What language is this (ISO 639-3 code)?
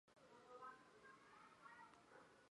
zho